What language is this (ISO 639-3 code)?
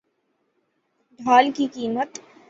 urd